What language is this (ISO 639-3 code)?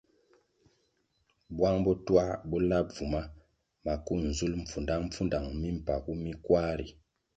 nmg